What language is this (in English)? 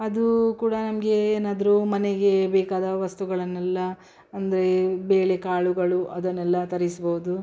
Kannada